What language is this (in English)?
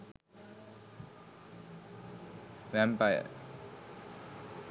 Sinhala